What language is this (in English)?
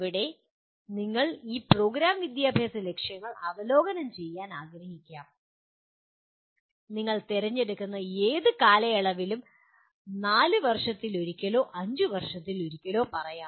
Malayalam